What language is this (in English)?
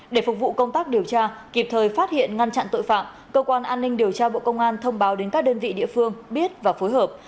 Vietnamese